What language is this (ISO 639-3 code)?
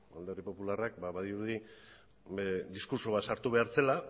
eus